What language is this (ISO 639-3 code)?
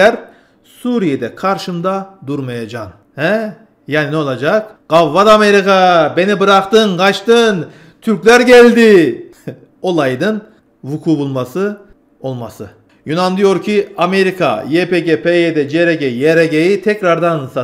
tur